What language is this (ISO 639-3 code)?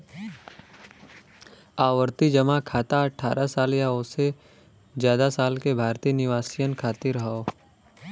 bho